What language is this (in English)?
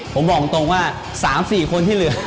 Thai